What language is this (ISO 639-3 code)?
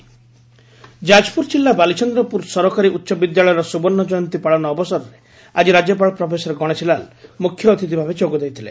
ori